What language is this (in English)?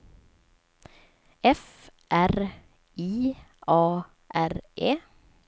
Swedish